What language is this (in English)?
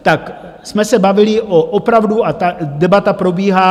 Czech